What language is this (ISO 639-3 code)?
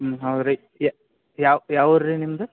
kan